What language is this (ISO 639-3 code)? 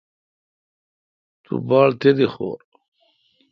xka